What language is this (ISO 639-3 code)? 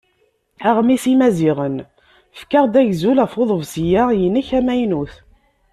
kab